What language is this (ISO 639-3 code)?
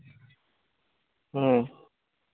sat